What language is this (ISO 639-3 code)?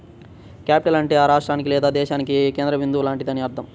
tel